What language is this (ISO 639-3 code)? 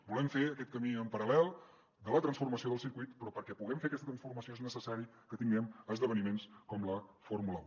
cat